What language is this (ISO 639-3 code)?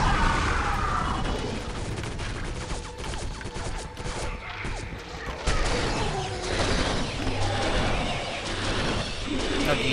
pol